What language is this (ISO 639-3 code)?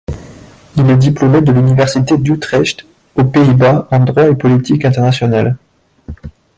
fra